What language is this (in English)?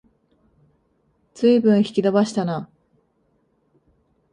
Japanese